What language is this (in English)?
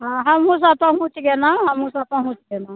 Maithili